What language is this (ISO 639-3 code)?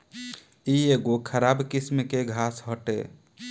bho